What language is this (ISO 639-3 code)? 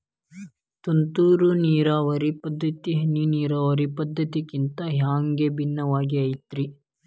kan